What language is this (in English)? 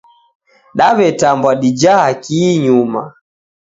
Taita